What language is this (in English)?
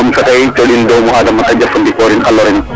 Serer